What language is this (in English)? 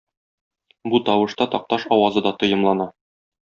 Tatar